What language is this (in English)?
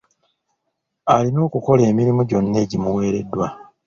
Ganda